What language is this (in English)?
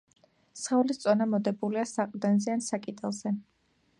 Georgian